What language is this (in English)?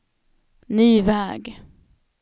Swedish